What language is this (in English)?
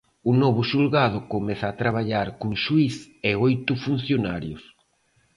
Galician